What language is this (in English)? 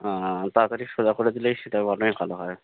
Bangla